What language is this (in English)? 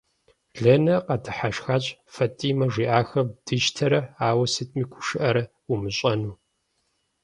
Kabardian